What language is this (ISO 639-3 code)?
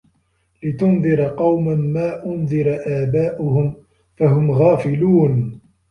ara